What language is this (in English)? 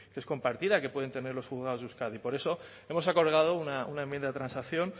Spanish